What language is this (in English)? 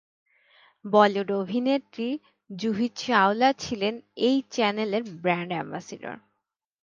Bangla